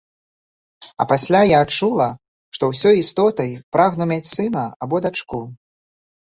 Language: Belarusian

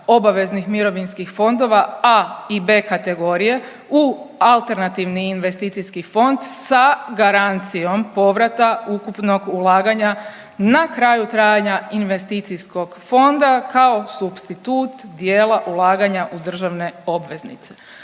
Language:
Croatian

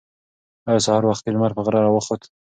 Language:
Pashto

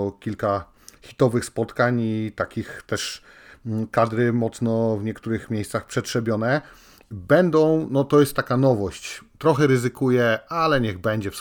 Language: Polish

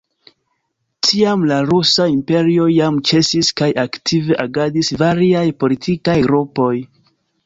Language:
Esperanto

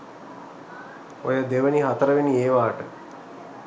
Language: Sinhala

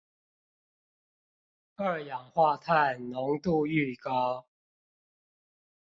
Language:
Chinese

